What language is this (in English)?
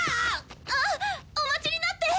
Japanese